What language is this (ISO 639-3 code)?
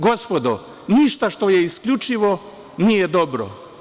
srp